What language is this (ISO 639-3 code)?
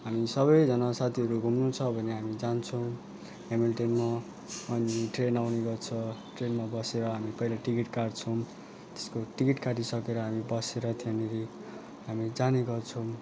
nep